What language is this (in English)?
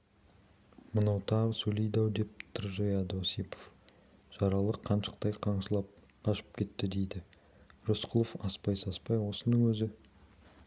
Kazakh